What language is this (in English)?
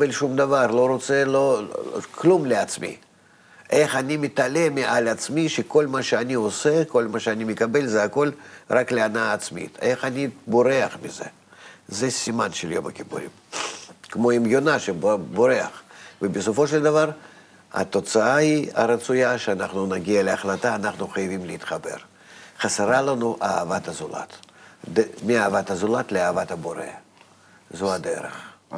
Hebrew